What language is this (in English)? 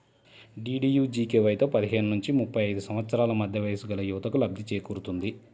Telugu